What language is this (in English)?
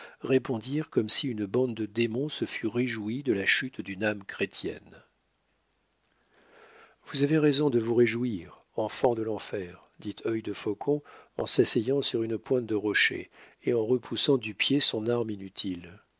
French